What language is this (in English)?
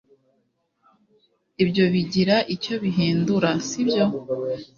Kinyarwanda